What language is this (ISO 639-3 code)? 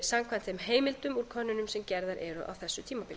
isl